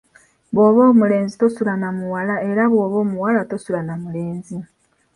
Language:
Ganda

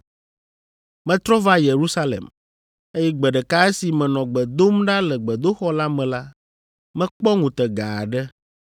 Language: Ewe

